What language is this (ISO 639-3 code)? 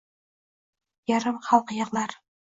uzb